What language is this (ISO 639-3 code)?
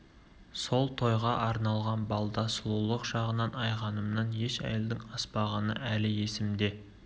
kaz